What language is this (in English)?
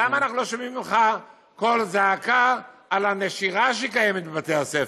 Hebrew